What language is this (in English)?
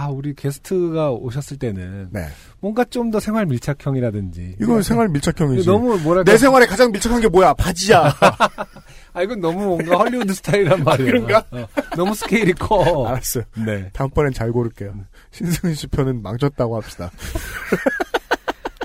Korean